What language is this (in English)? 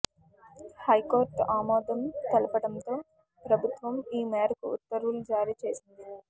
Telugu